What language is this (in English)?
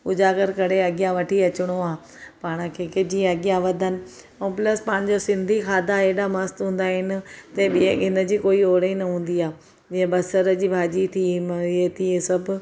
Sindhi